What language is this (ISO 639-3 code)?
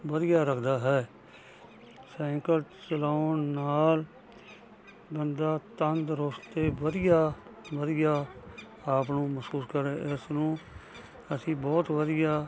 pan